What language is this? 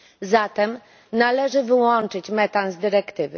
Polish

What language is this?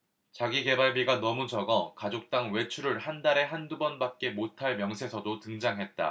Korean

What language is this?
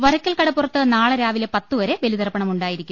Malayalam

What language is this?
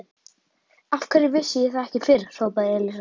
Icelandic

